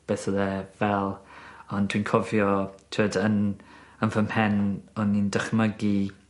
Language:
Welsh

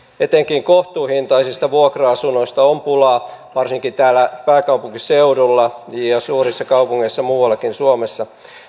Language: Finnish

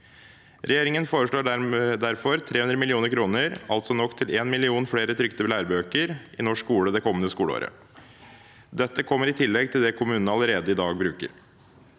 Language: Norwegian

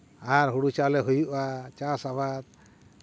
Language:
Santali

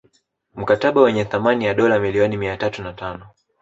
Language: Swahili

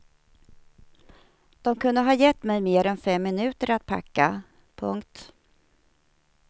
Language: Swedish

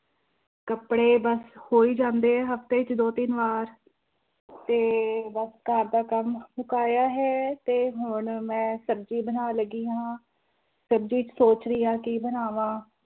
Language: Punjabi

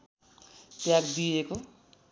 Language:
Nepali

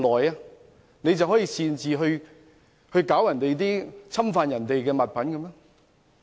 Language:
Cantonese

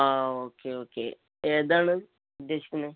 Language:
Malayalam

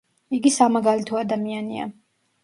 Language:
Georgian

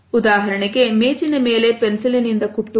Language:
Kannada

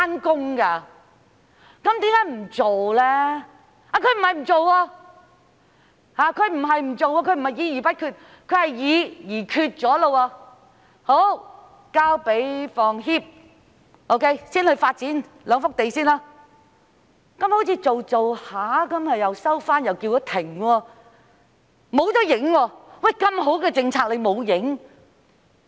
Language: Cantonese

